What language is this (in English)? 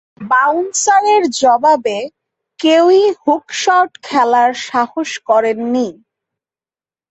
Bangla